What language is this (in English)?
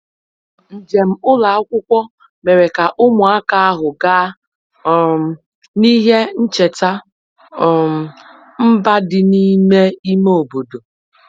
Igbo